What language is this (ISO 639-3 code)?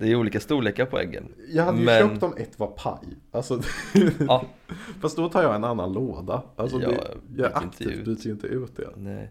swe